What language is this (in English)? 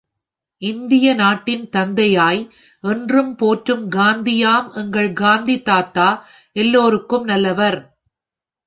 Tamil